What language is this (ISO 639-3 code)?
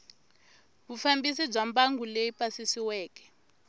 tso